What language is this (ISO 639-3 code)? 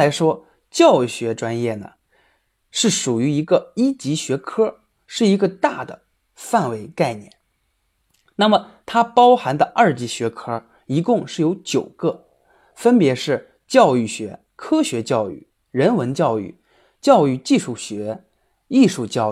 zho